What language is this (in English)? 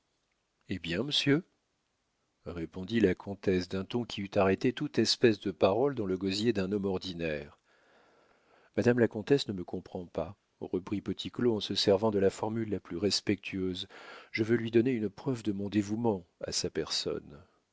French